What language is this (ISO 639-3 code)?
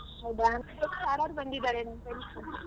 kan